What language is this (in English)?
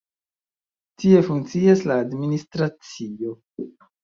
Esperanto